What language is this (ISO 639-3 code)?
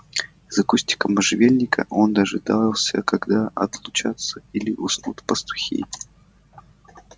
rus